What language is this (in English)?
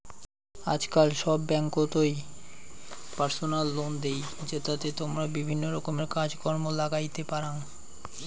Bangla